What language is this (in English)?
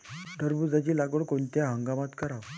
Marathi